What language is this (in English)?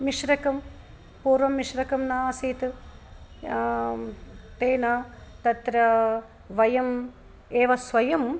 Sanskrit